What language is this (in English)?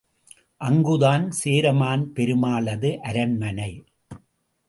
Tamil